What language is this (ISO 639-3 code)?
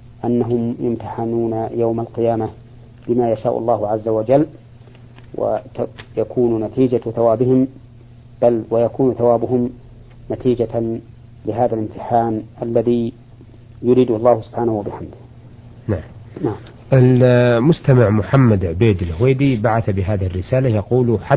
ara